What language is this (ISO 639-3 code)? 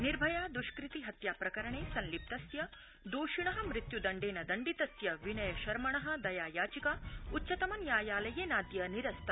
san